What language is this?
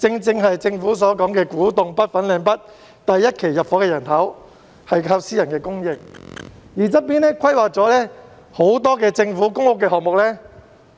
Cantonese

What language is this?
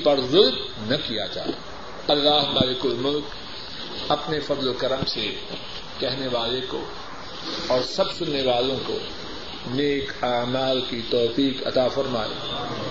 Urdu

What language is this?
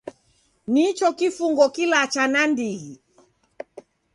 Taita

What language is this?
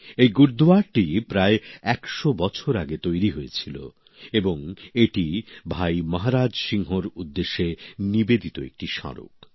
Bangla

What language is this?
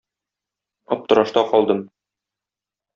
Tatar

